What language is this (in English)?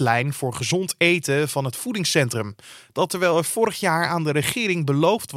Dutch